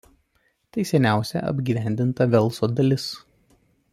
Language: Lithuanian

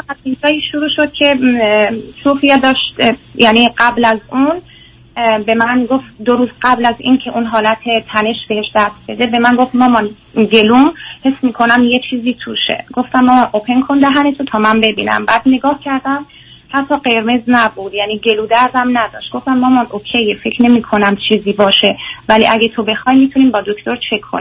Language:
Persian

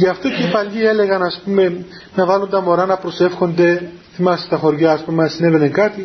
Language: Greek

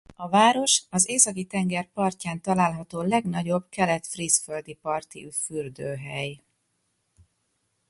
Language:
Hungarian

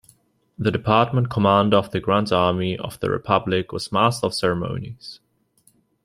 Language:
English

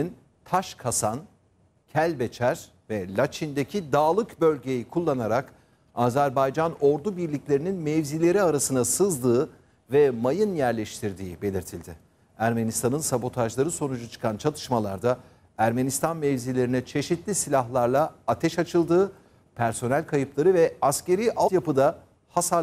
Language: Turkish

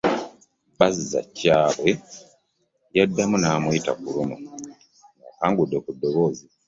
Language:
Ganda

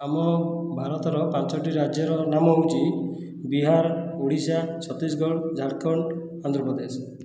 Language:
Odia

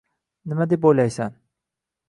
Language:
Uzbek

